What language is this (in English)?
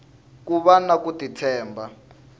Tsonga